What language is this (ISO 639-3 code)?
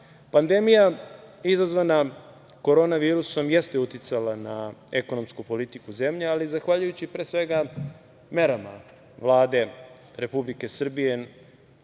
srp